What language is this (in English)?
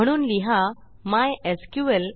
Marathi